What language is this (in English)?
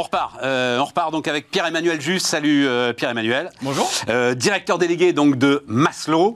French